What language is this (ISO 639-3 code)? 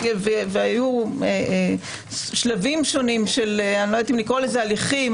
heb